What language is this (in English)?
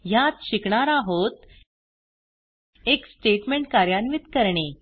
Marathi